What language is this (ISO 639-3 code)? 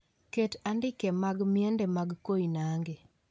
luo